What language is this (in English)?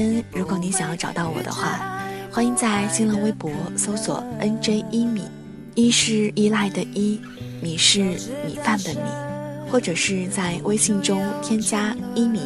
Chinese